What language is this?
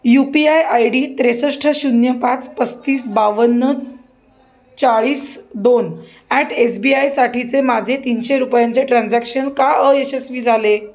Marathi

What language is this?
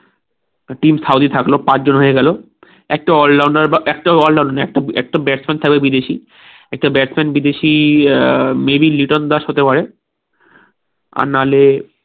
Bangla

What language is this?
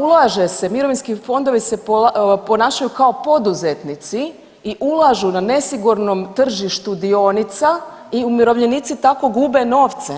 Croatian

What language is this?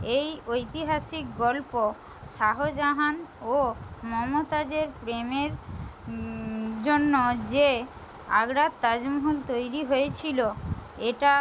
Bangla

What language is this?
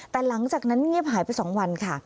Thai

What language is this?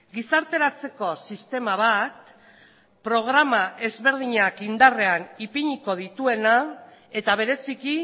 Basque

